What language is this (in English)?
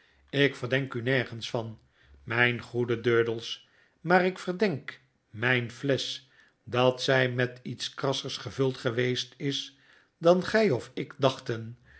Dutch